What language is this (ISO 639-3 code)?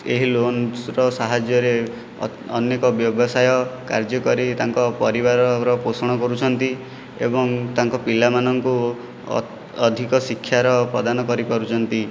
ori